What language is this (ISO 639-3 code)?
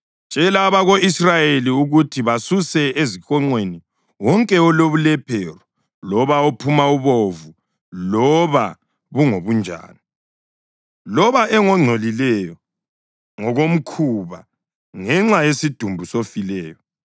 nde